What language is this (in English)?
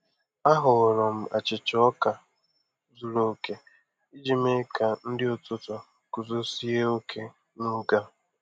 Igbo